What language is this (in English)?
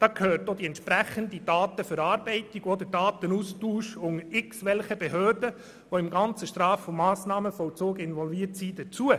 Swiss German